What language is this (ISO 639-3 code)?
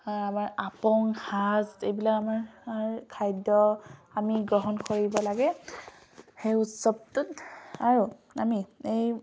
asm